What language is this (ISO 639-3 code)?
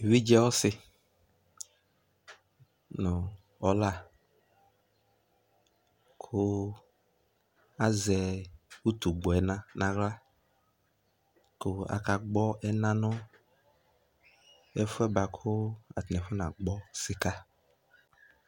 kpo